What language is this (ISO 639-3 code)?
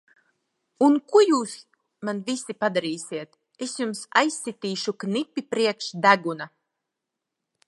lav